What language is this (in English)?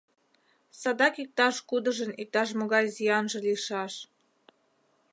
Mari